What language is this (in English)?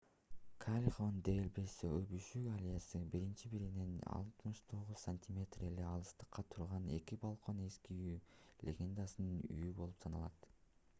Kyrgyz